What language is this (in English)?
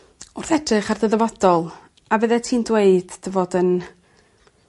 Welsh